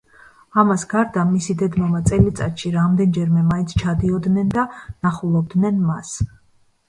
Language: Georgian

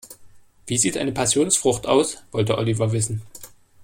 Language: German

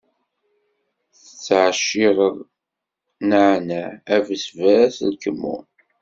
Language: Kabyle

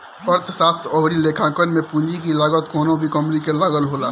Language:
Bhojpuri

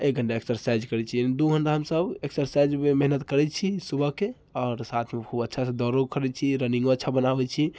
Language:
Maithili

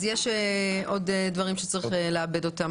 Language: Hebrew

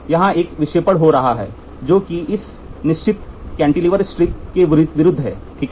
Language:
Hindi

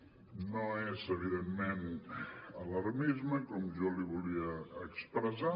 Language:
Catalan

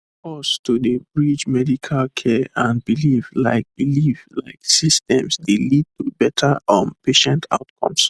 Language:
Nigerian Pidgin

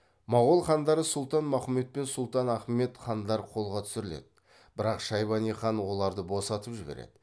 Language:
Kazakh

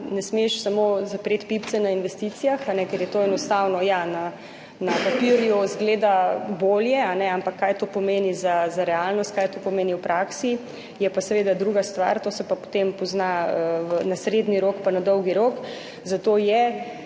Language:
Slovenian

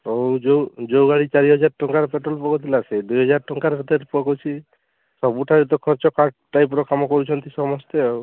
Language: Odia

